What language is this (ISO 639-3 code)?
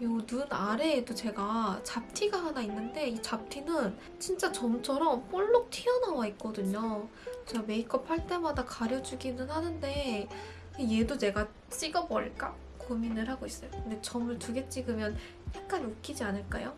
kor